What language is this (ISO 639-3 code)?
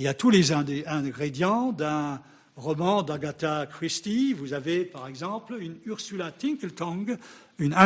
fra